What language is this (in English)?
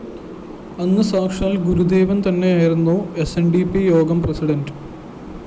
Malayalam